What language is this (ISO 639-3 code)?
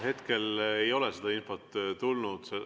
est